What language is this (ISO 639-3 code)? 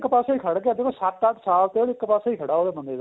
pan